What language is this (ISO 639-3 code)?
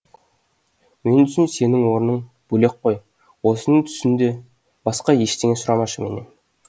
kaz